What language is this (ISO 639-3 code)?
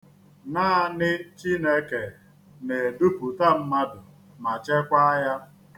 ibo